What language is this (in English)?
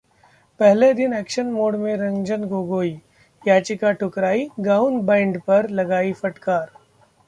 Hindi